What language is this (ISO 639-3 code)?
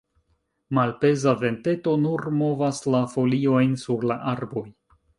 epo